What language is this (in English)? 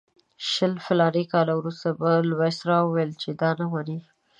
Pashto